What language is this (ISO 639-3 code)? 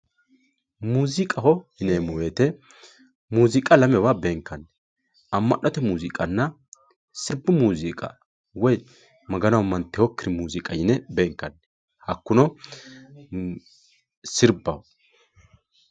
sid